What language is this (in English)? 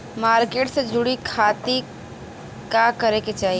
Bhojpuri